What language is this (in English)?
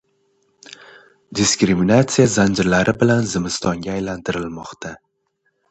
Uzbek